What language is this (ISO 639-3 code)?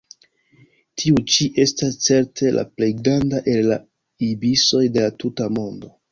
epo